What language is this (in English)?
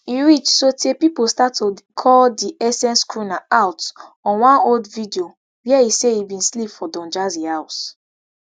Nigerian Pidgin